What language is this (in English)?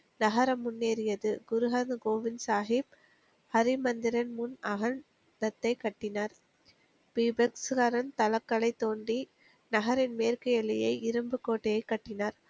Tamil